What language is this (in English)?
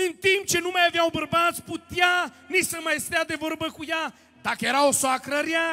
Romanian